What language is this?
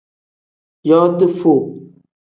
Tem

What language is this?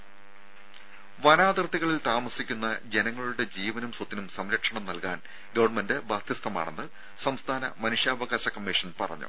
Malayalam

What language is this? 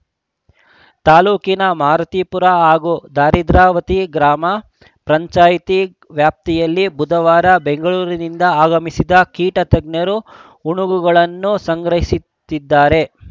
Kannada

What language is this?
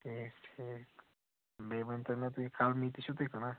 Kashmiri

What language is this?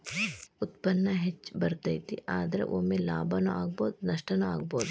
Kannada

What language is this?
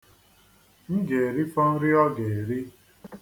Igbo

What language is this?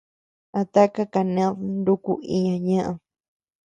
Tepeuxila Cuicatec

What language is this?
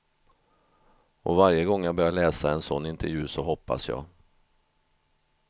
Swedish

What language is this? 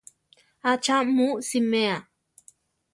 Central Tarahumara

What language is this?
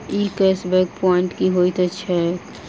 Maithili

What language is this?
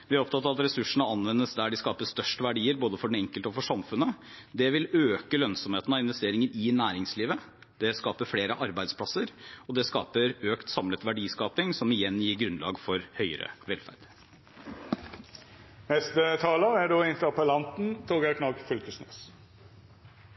Norwegian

